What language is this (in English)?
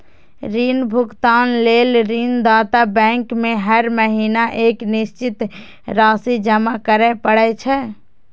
Maithili